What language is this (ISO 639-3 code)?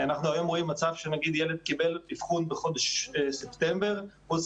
heb